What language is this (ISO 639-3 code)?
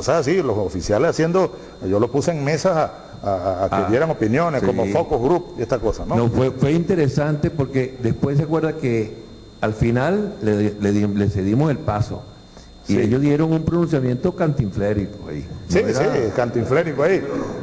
spa